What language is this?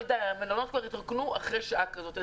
Hebrew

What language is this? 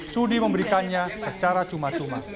Indonesian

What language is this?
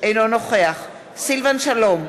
Hebrew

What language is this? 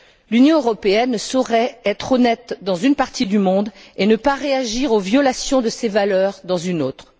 French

